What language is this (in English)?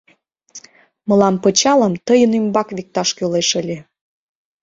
Mari